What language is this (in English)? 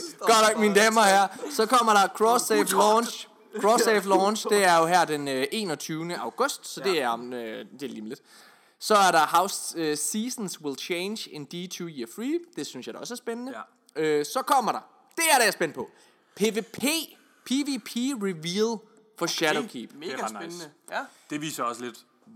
Danish